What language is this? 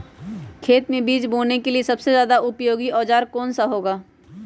Magahi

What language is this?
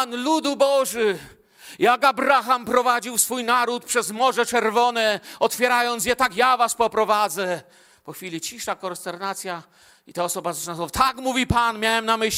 Polish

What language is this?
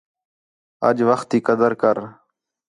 Khetrani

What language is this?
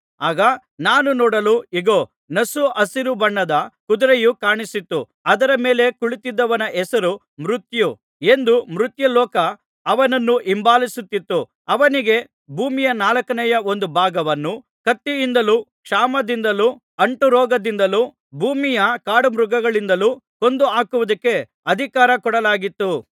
Kannada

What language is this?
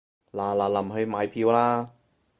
Cantonese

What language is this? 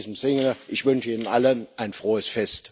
German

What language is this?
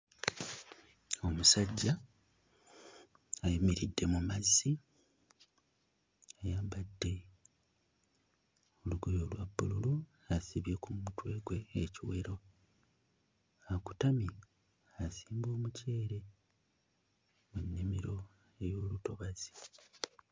Ganda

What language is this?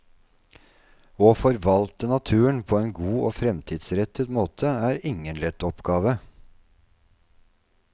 Norwegian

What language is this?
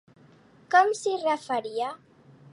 Catalan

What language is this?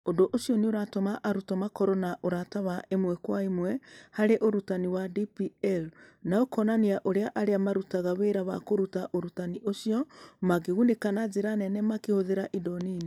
Kikuyu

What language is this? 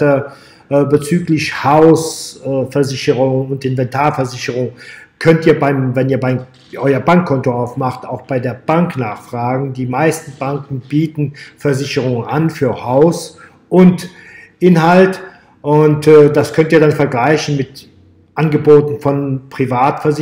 German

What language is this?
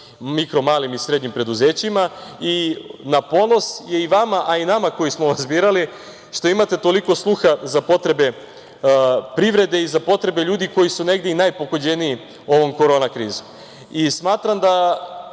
Serbian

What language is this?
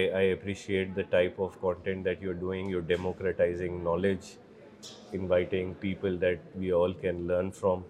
Urdu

